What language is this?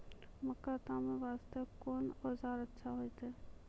Maithili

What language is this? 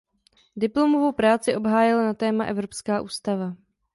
Czech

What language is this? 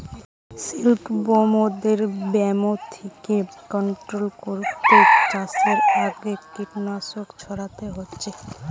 Bangla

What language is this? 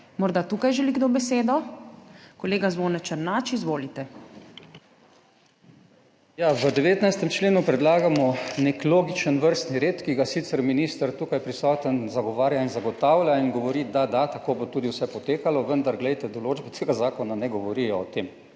Slovenian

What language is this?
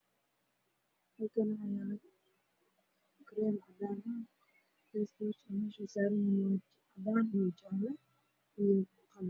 Somali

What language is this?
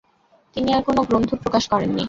Bangla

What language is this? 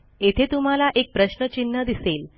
Marathi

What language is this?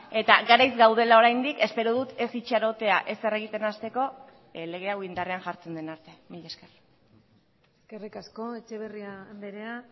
Basque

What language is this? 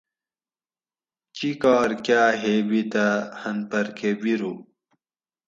Gawri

